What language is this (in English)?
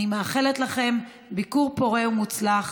Hebrew